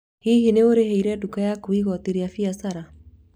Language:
Kikuyu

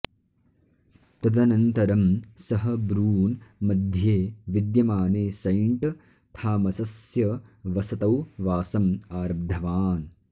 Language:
Sanskrit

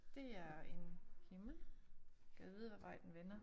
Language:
Danish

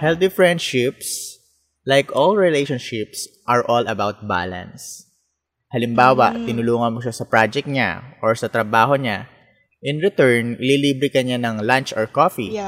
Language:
Filipino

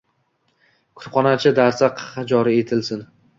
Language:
Uzbek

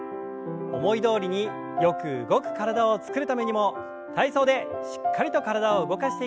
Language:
Japanese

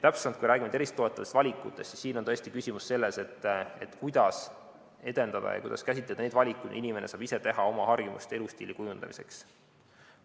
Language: Estonian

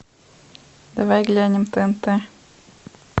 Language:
Russian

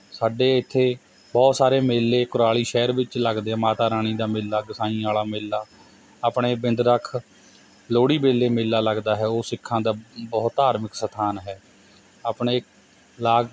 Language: Punjabi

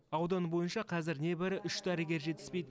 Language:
Kazakh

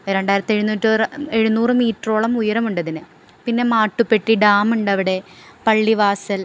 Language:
Malayalam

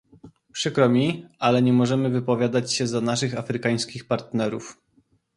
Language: Polish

